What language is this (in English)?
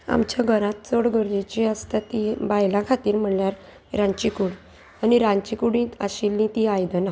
Konkani